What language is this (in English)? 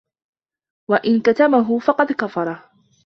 Arabic